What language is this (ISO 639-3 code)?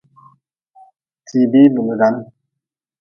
nmz